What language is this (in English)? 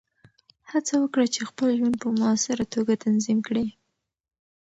Pashto